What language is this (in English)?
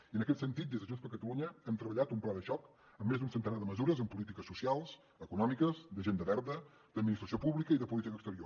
Catalan